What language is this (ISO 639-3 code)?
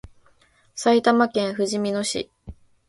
jpn